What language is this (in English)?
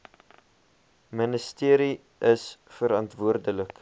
Afrikaans